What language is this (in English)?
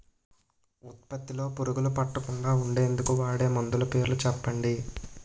Telugu